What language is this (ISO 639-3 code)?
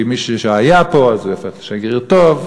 heb